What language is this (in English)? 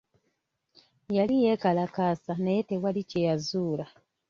Ganda